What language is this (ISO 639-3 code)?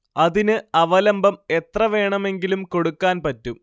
mal